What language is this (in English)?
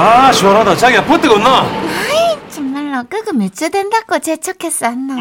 Korean